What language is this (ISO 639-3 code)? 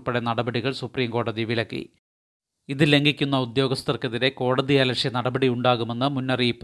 mal